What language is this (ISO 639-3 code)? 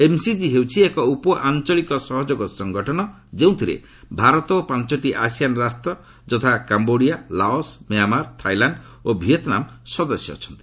ori